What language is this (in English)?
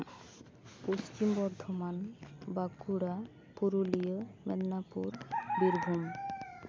Santali